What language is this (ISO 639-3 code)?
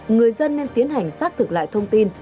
vie